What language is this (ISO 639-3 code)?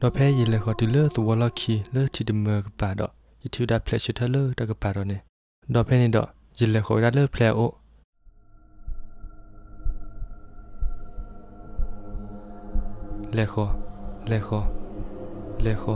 tha